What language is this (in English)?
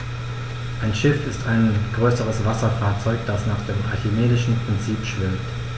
German